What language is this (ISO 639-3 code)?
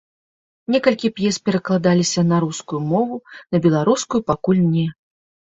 bel